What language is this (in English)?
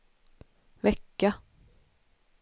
Swedish